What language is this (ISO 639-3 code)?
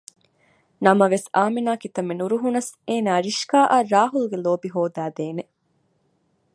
div